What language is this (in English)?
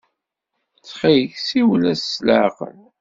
Kabyle